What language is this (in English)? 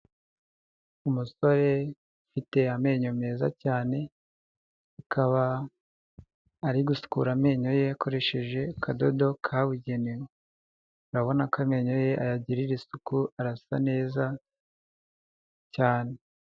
Kinyarwanda